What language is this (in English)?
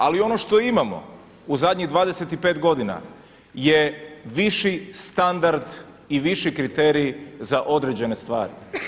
Croatian